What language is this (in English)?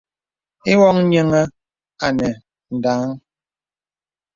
Bebele